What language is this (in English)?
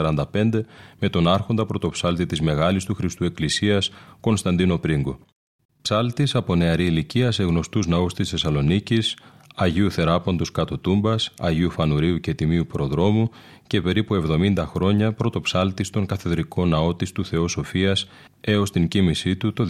Greek